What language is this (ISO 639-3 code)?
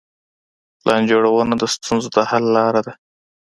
pus